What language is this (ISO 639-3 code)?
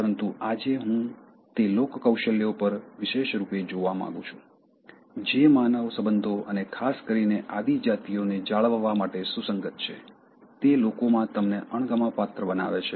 guj